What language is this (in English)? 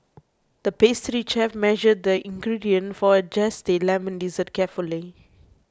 English